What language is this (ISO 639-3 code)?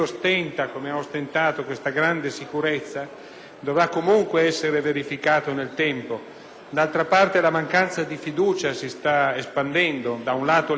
ita